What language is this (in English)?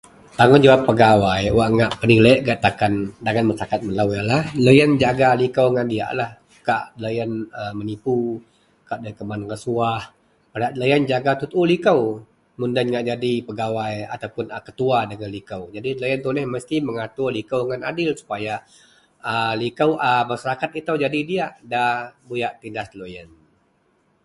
Central Melanau